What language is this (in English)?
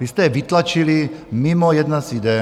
Czech